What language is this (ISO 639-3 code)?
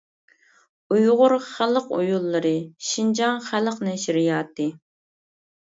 uig